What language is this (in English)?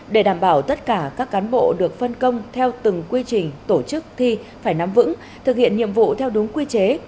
Vietnamese